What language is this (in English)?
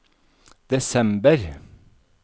Norwegian